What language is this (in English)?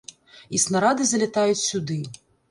Belarusian